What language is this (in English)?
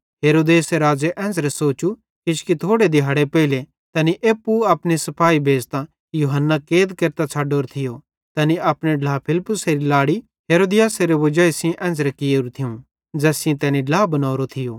Bhadrawahi